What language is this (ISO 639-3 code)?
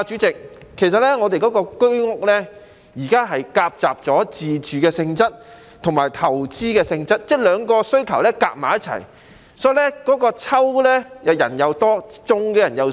yue